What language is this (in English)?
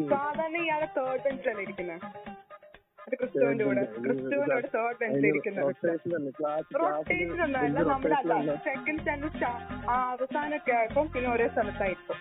Malayalam